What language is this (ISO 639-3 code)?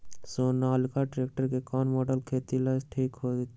mag